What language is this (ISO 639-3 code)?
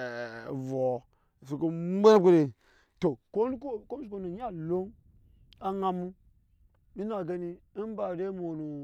yes